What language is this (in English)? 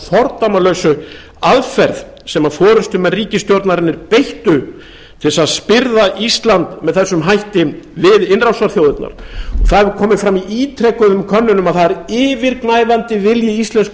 Icelandic